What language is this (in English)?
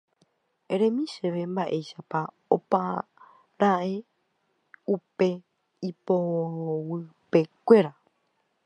Guarani